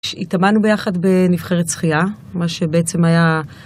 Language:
Hebrew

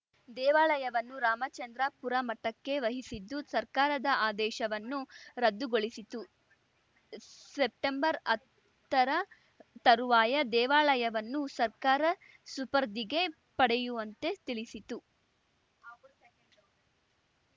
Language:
Kannada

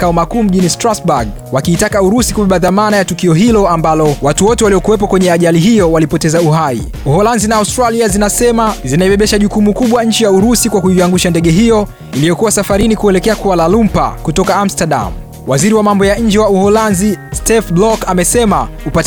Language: Swahili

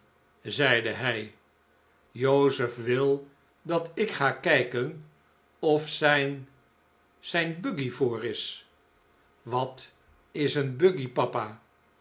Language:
Dutch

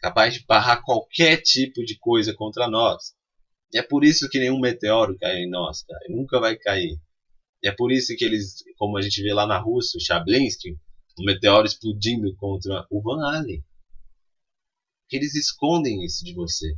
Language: Portuguese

